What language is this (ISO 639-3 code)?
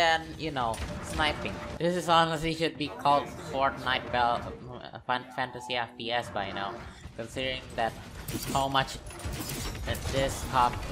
eng